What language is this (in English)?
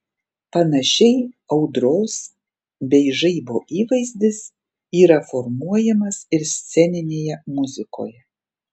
Lithuanian